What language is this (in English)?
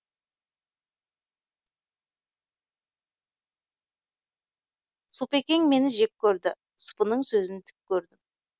Kazakh